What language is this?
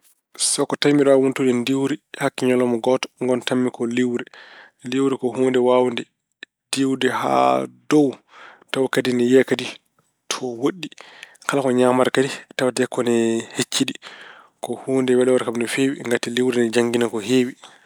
Fula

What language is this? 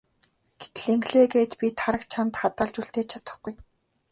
Mongolian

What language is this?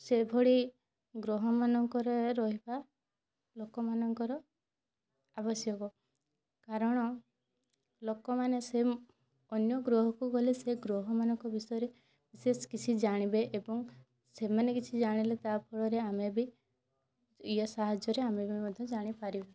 Odia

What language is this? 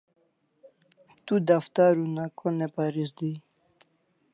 Kalasha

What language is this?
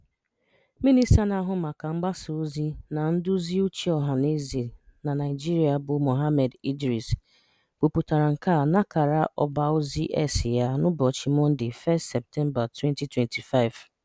Igbo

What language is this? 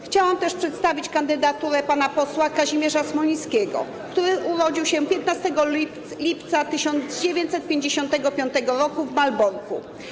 Polish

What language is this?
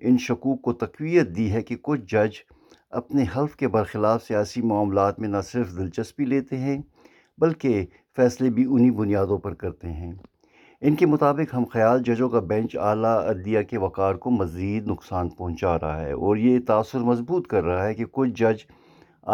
Urdu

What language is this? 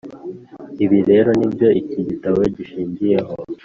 Kinyarwanda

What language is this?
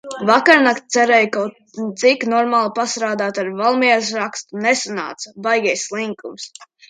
Latvian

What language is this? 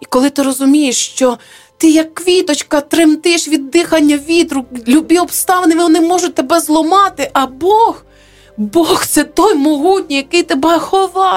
Ukrainian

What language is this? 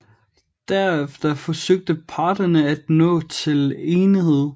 Danish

